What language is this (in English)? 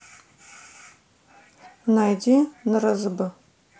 Russian